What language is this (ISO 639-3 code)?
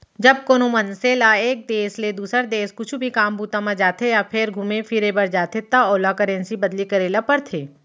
hne